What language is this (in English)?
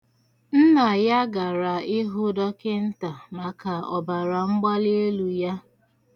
Igbo